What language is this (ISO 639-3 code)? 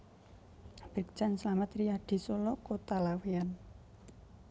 jav